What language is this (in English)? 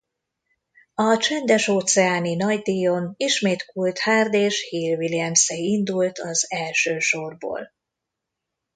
Hungarian